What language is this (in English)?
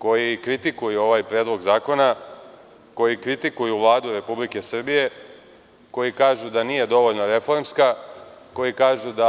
Serbian